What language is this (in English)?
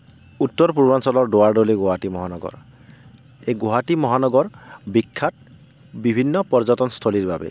Assamese